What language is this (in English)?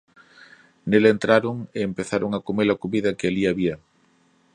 Galician